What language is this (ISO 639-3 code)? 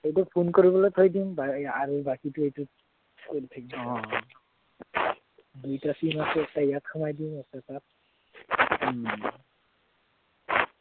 asm